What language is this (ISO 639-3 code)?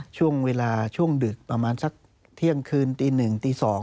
tha